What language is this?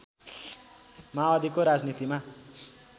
Nepali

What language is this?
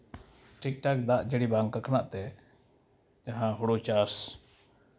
Santali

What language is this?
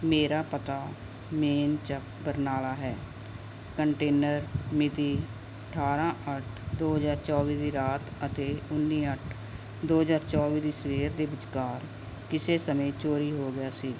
Punjabi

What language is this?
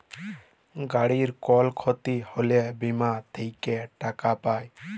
Bangla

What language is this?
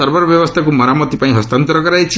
Odia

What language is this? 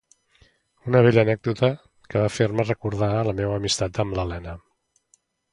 Catalan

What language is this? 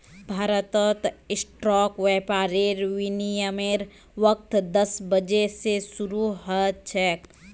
Magahi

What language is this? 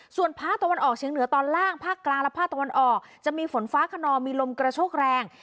Thai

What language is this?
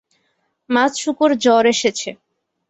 Bangla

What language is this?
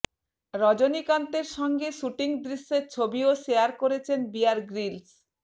Bangla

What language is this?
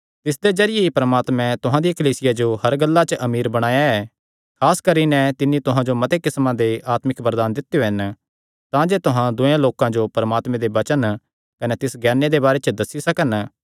Kangri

